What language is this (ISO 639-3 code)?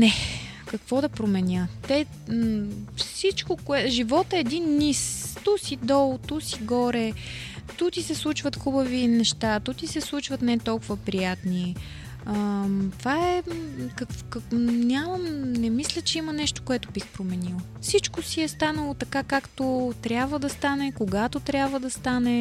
bul